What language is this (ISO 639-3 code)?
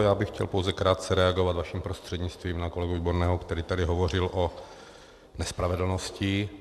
ces